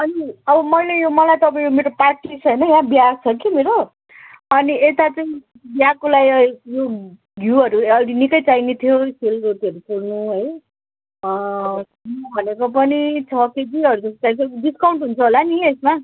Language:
Nepali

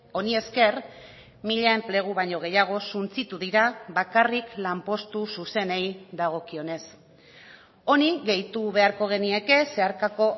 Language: Basque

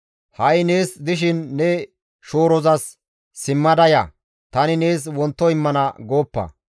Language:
Gamo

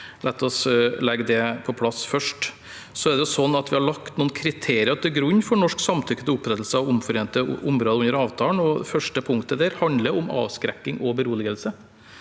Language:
Norwegian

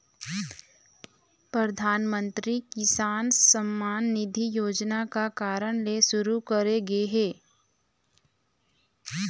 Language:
Chhattisgarhi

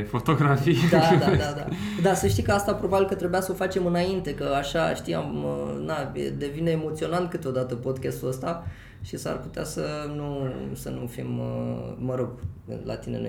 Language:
Romanian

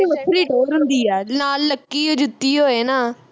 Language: Punjabi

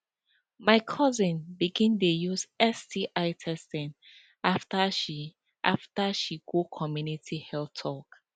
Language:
Nigerian Pidgin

